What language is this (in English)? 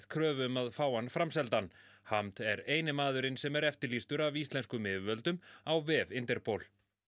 Icelandic